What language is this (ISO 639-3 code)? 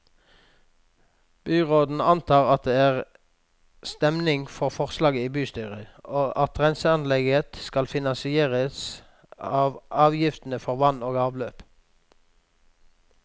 nor